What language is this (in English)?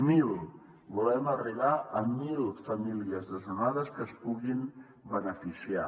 Catalan